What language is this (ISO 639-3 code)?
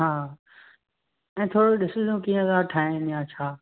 snd